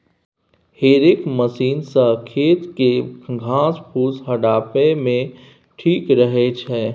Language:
Maithili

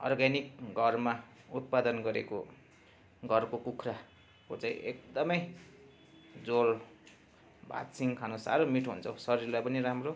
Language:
Nepali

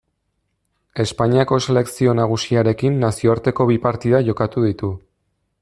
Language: Basque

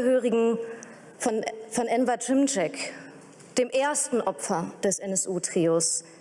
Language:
German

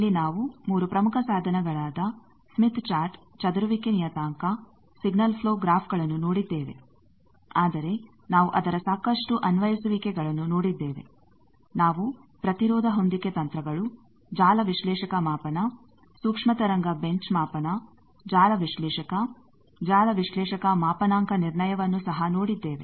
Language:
Kannada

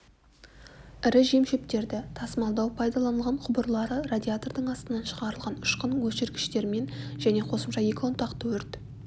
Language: Kazakh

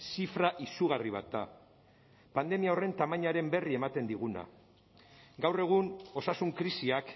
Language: Basque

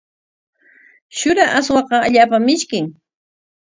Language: Corongo Ancash Quechua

